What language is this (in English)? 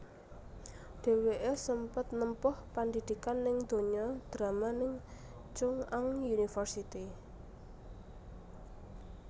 Javanese